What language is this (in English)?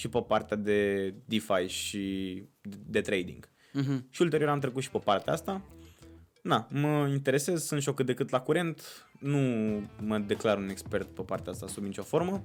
Romanian